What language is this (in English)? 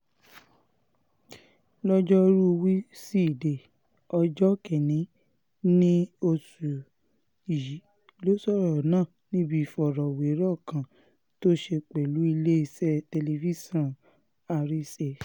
Yoruba